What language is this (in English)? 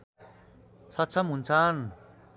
Nepali